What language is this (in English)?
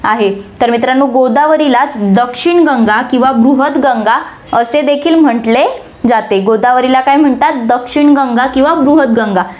Marathi